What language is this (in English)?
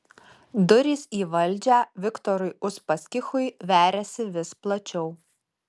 Lithuanian